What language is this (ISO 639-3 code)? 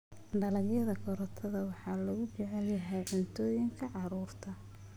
som